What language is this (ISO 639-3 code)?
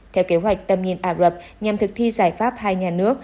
vie